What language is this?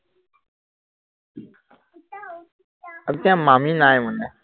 Assamese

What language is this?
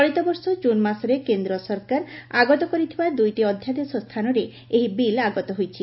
Odia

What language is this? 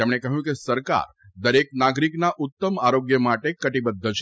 Gujarati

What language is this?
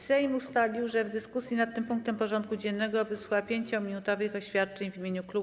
Polish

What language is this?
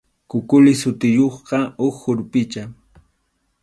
Arequipa-La Unión Quechua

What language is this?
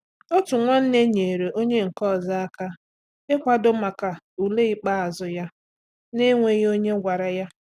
Igbo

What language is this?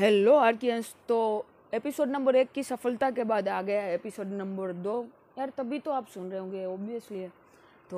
Hindi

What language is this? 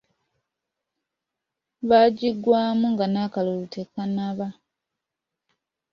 Ganda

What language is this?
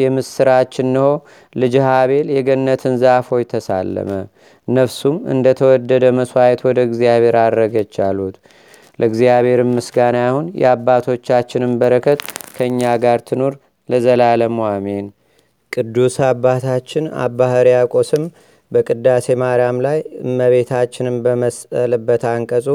Amharic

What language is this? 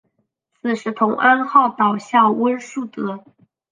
Chinese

